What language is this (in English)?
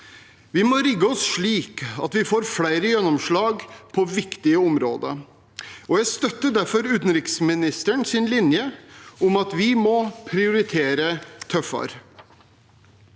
Norwegian